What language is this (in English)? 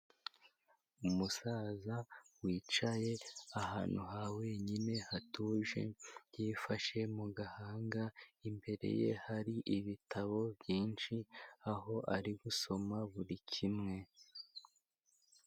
Kinyarwanda